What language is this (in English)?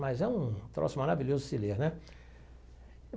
Portuguese